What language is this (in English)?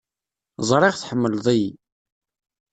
Kabyle